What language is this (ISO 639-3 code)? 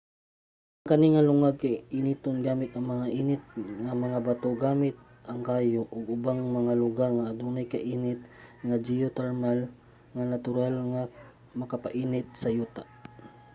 ceb